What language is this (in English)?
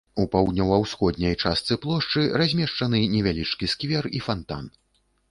Belarusian